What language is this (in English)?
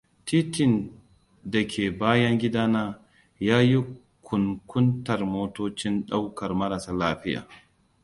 Hausa